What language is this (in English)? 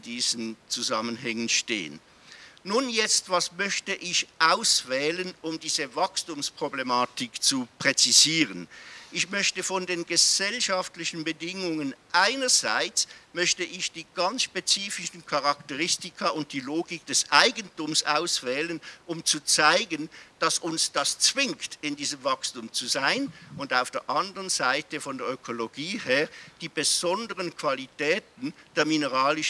German